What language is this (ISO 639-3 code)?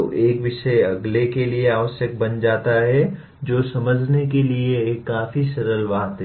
hin